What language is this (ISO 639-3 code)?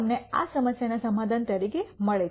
guj